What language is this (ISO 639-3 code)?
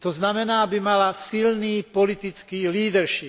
slk